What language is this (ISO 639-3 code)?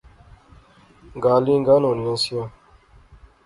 phr